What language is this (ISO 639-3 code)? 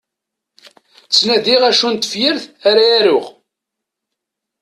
kab